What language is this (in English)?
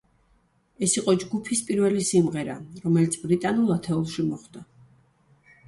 Georgian